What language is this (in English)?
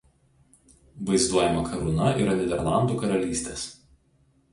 Lithuanian